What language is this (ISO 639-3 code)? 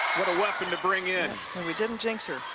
eng